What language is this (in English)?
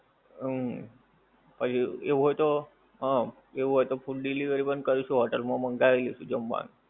Gujarati